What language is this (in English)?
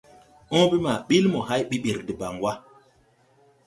Tupuri